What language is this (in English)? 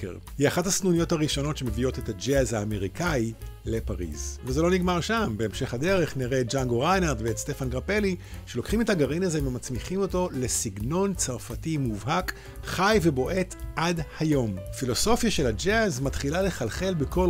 Hebrew